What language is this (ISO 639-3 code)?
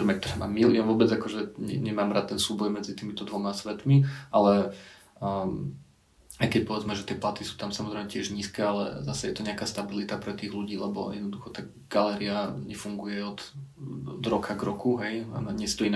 slk